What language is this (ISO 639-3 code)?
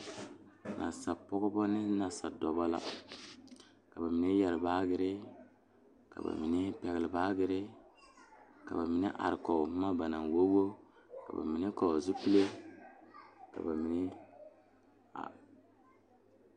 dga